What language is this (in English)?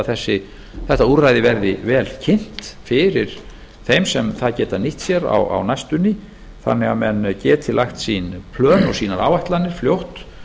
Icelandic